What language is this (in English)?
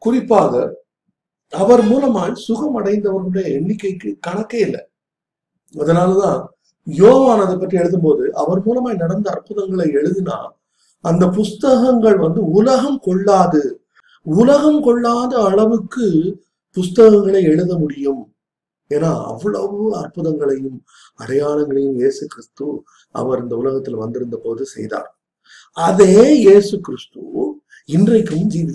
Tamil